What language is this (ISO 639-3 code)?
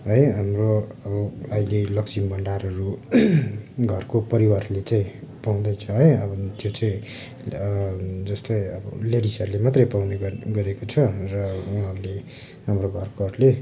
nep